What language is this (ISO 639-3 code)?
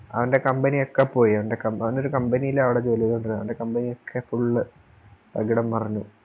mal